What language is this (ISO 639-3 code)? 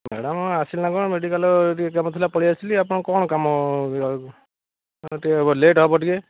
ori